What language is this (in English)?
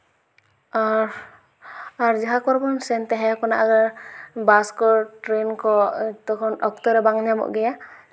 Santali